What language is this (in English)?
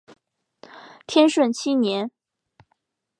Chinese